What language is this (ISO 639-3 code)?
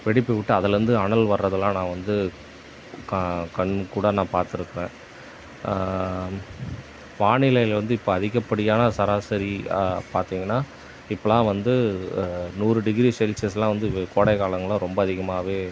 tam